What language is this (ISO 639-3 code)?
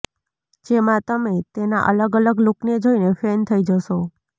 guj